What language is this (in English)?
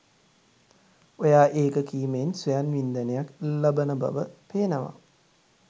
Sinhala